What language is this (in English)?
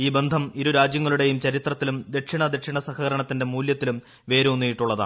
Malayalam